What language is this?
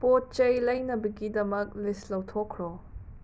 Manipuri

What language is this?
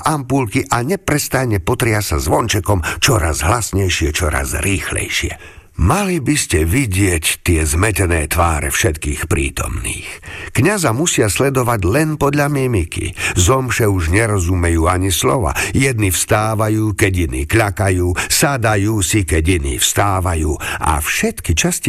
Slovak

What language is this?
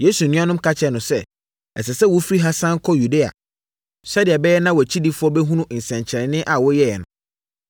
Akan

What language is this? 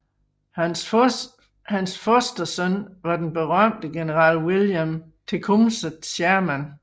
Danish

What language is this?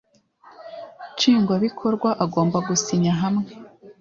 Kinyarwanda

